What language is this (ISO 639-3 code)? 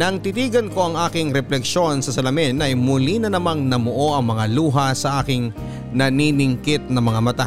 fil